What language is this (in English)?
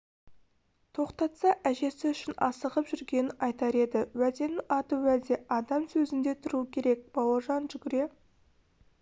Kazakh